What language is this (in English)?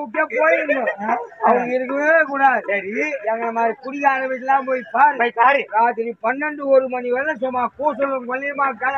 Arabic